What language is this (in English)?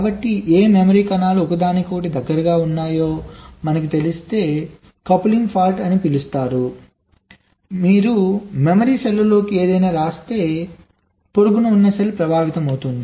Telugu